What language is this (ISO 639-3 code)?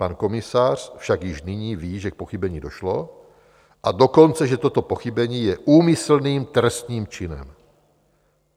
ces